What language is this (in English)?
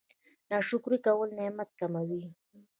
Pashto